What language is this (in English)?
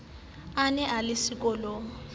Southern Sotho